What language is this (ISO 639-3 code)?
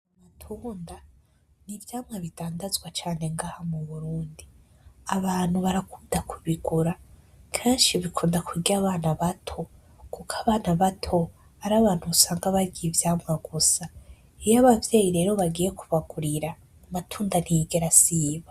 run